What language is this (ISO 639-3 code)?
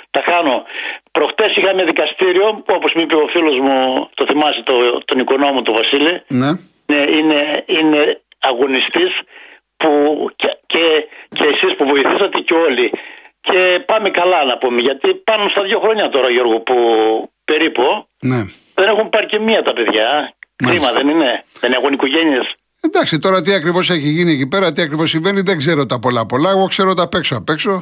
ell